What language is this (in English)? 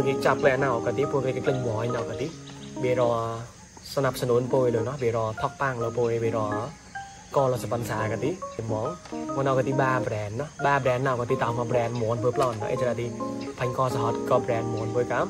Thai